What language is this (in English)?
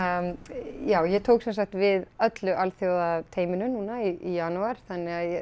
Icelandic